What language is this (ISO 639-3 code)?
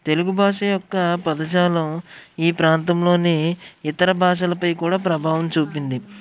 tel